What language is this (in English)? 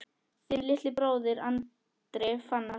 Icelandic